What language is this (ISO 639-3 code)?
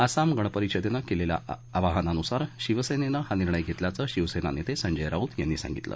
mar